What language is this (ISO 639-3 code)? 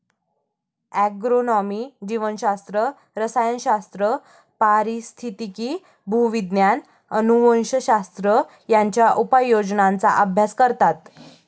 mar